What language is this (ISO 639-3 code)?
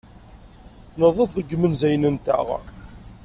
kab